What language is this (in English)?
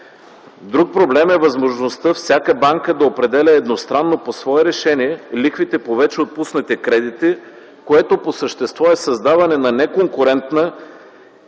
Bulgarian